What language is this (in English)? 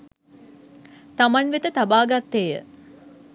Sinhala